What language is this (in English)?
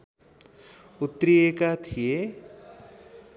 Nepali